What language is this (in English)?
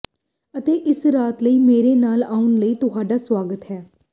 Punjabi